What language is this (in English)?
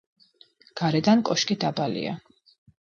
Georgian